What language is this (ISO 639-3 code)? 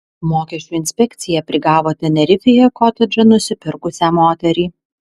lit